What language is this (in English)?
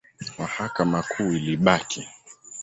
Swahili